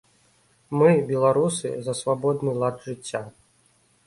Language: Belarusian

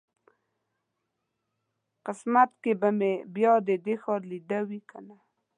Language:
Pashto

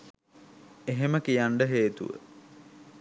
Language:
Sinhala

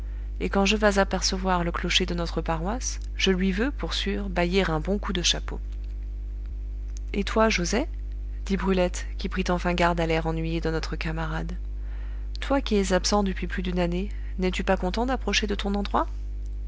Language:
French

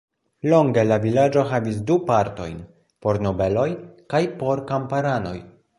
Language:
Esperanto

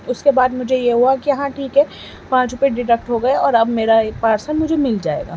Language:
Urdu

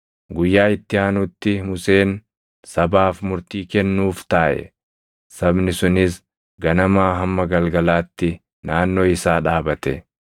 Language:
Oromo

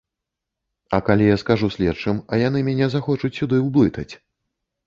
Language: Belarusian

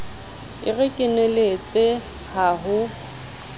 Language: Southern Sotho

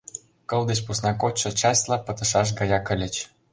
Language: Mari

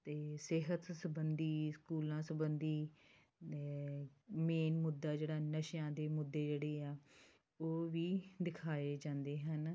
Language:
Punjabi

